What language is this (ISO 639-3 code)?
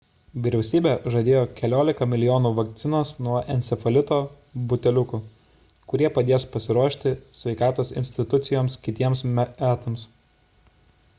lit